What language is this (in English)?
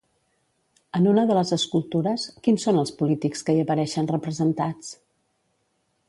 Catalan